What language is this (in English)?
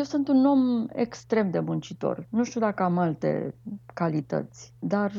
Romanian